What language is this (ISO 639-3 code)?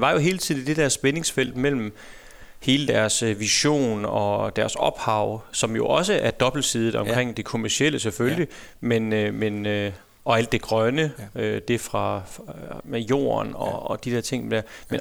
dan